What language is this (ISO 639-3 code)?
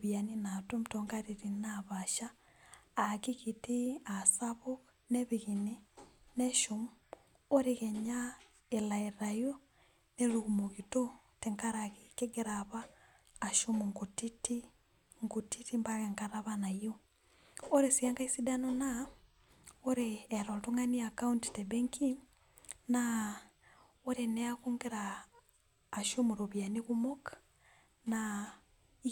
mas